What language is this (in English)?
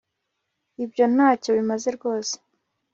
Kinyarwanda